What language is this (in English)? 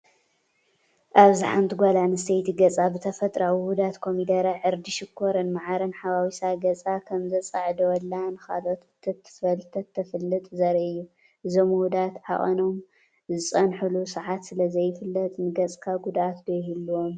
Tigrinya